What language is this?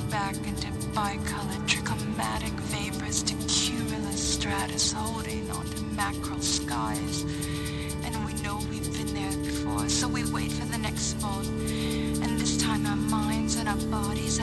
English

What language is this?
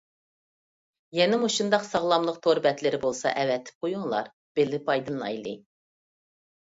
Uyghur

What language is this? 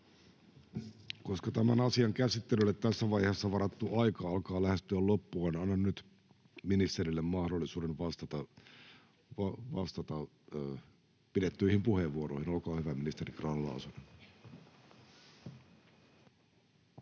Finnish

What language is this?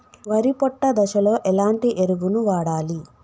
Telugu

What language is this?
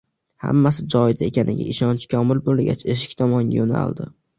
Uzbek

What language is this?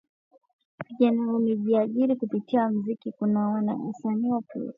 Swahili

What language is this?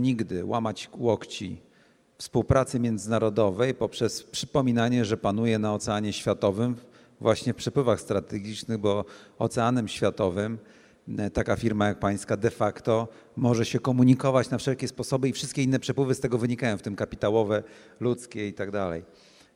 Polish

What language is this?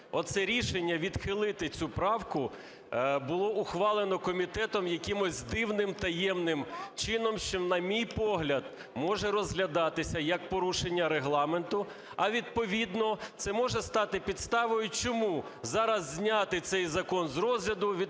Ukrainian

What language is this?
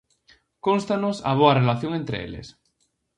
Galician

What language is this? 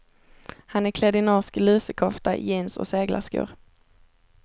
Swedish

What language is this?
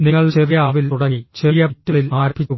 Malayalam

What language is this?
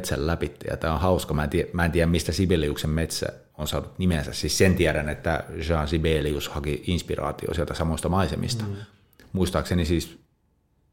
Finnish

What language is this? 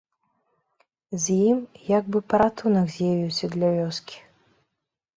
Belarusian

